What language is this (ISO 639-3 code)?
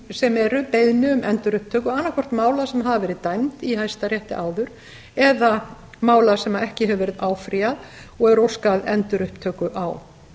isl